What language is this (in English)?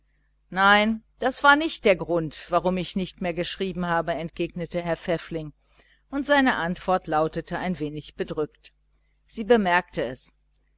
German